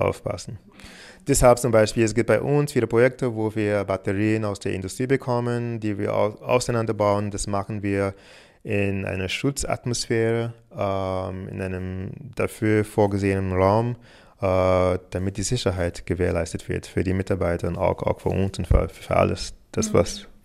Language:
German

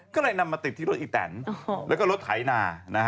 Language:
Thai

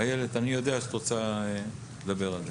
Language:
Hebrew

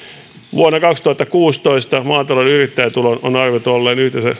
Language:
Finnish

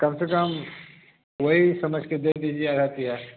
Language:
Hindi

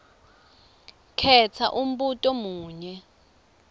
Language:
Swati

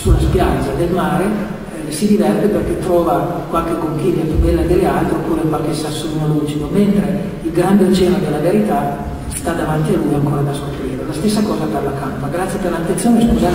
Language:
Italian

